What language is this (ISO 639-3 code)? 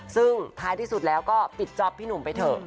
tha